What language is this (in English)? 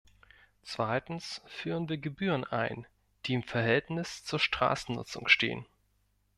German